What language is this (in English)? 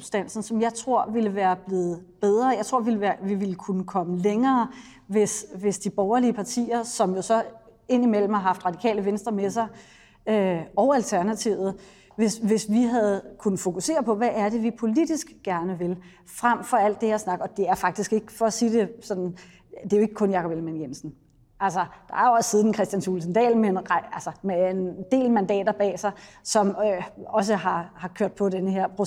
Danish